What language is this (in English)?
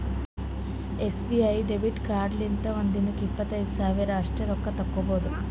Kannada